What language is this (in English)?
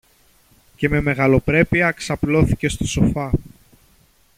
Greek